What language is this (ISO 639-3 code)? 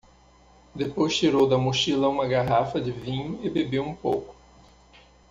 por